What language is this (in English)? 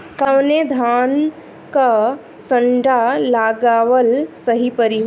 Bhojpuri